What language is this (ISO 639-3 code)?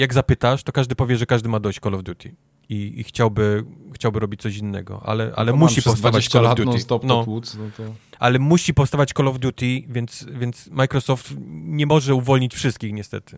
pol